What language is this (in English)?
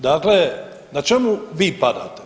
Croatian